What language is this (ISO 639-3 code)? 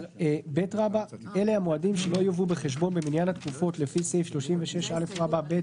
heb